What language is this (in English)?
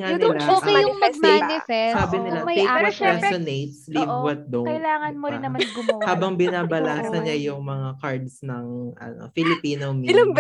Filipino